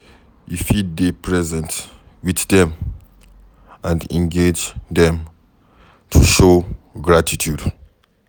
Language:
Nigerian Pidgin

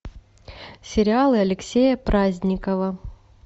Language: Russian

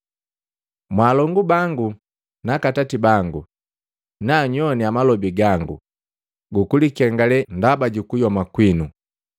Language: Matengo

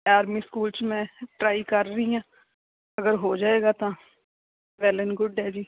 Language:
Punjabi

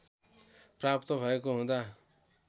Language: Nepali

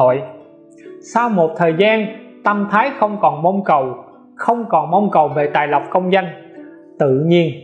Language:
Vietnamese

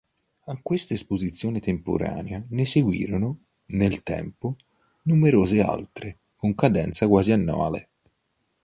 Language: Italian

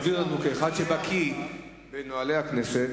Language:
Hebrew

